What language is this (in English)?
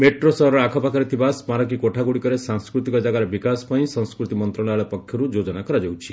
Odia